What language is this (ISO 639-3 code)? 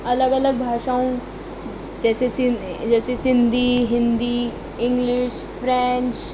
snd